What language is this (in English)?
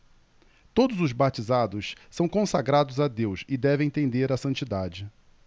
Portuguese